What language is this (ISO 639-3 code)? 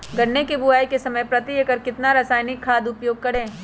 mag